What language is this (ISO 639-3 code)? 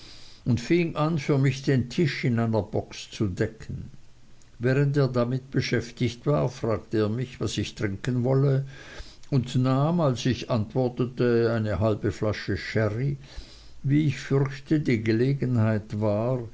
deu